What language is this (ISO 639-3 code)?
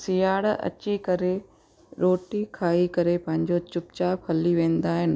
snd